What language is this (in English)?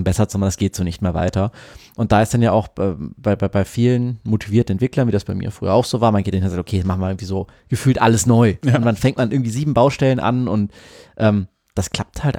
German